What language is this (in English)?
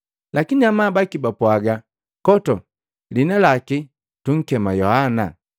Matengo